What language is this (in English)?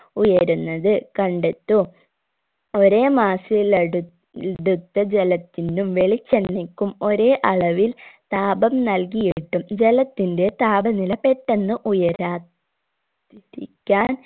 Malayalam